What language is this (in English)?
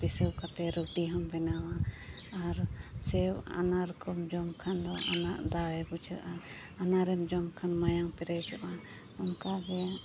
Santali